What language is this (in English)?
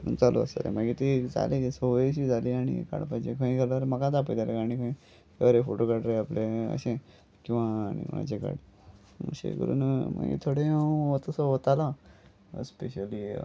Konkani